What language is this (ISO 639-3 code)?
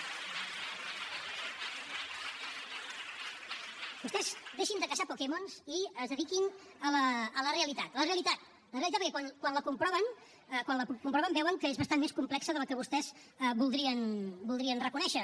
cat